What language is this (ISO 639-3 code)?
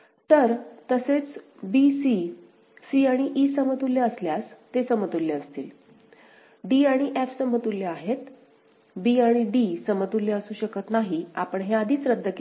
mar